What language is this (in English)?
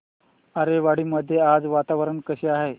Marathi